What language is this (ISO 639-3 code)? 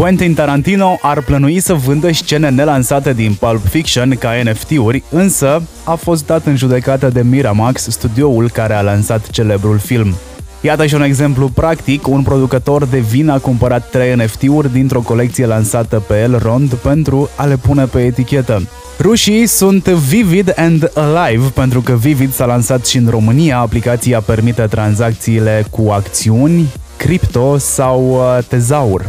ron